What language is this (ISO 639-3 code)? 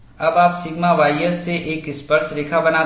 hin